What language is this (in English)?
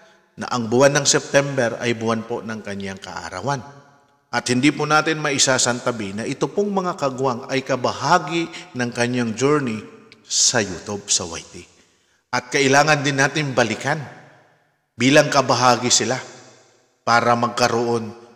Filipino